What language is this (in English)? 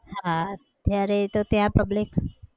Gujarati